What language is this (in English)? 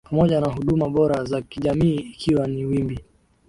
Swahili